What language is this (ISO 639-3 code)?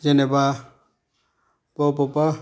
brx